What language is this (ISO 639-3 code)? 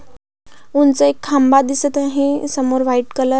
mar